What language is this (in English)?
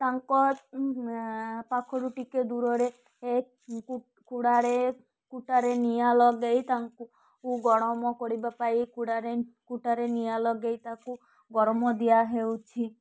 Odia